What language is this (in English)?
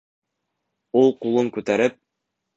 Bashkir